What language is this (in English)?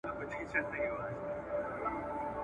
Pashto